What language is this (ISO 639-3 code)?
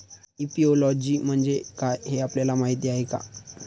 mar